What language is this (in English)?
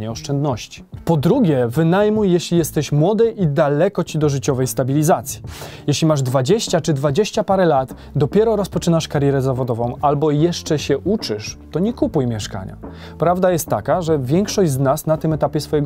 Polish